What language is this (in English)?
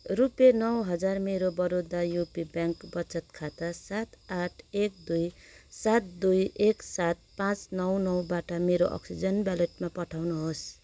Nepali